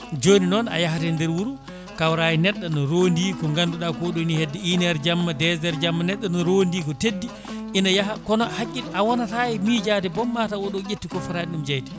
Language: Fula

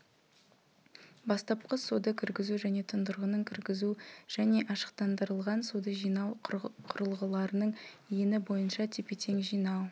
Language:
Kazakh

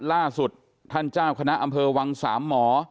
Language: Thai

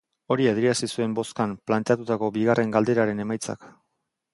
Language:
Basque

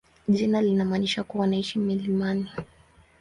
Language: Swahili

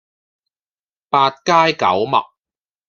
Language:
Cantonese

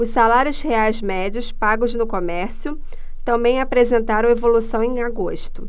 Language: Portuguese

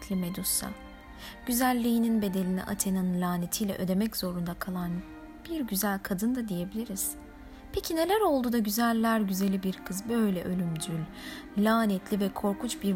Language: Turkish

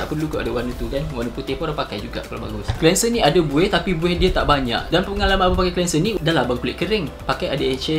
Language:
Malay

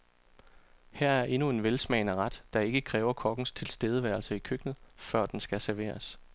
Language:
Danish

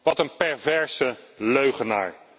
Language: Dutch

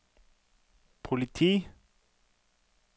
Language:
Norwegian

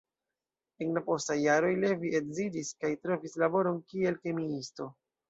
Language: Esperanto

